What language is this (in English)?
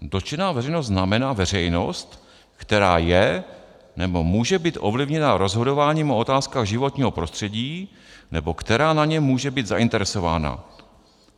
Czech